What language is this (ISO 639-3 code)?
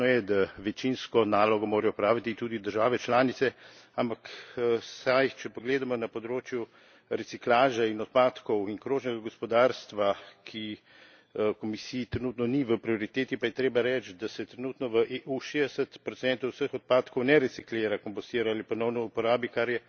slv